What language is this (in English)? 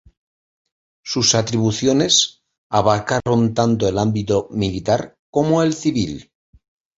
Spanish